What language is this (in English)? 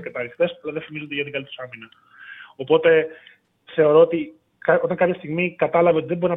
Greek